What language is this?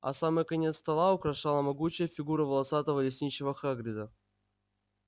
Russian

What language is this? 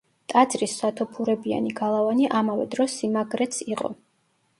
Georgian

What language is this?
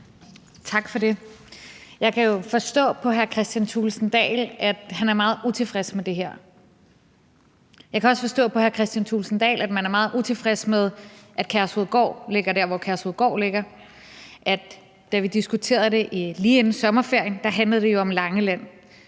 Danish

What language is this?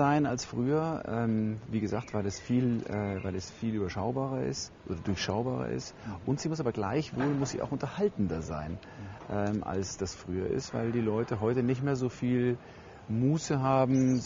German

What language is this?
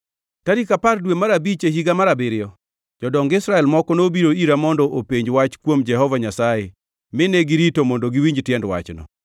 Luo (Kenya and Tanzania)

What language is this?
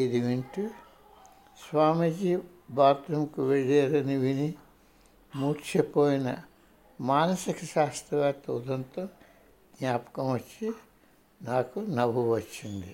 Telugu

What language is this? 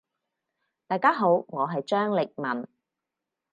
Cantonese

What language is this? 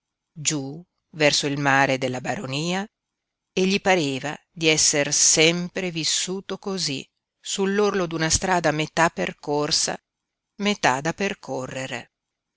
Italian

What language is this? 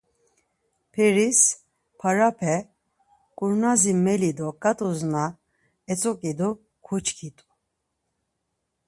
Laz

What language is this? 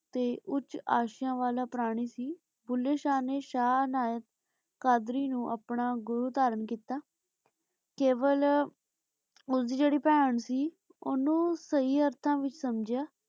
Punjabi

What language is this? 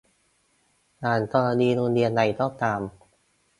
Thai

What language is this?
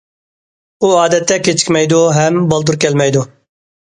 Uyghur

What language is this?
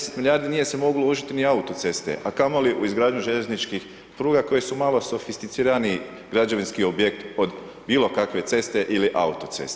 Croatian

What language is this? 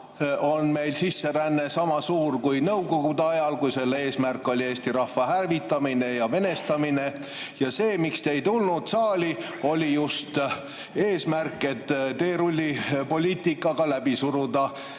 Estonian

